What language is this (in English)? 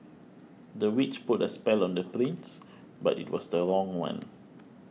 English